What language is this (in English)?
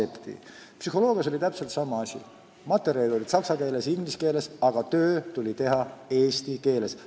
Estonian